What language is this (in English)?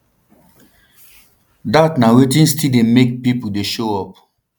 Nigerian Pidgin